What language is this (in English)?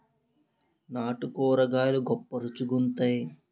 Telugu